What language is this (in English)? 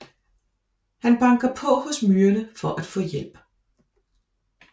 Danish